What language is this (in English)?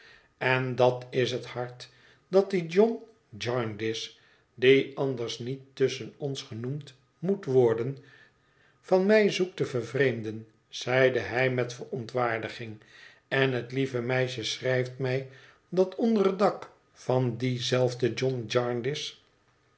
Dutch